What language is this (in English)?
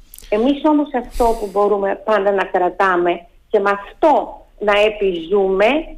Greek